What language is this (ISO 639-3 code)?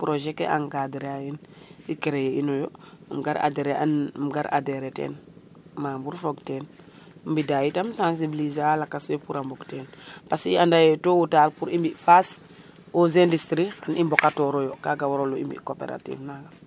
srr